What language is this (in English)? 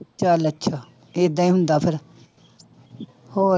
Punjabi